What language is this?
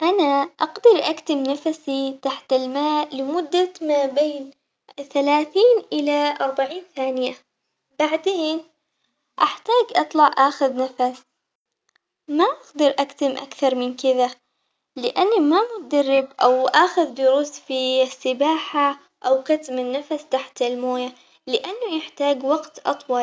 Omani Arabic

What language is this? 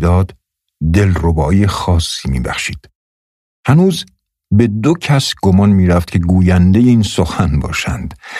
Persian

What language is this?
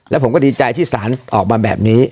Thai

